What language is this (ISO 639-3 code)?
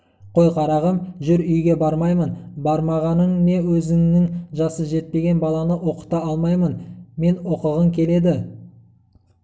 kaz